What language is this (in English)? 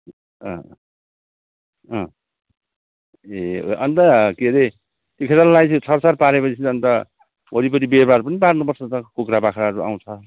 Nepali